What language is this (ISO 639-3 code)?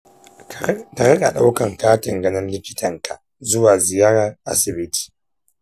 hau